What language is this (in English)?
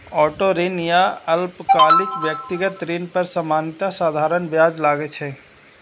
Maithili